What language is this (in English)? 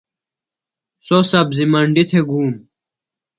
Phalura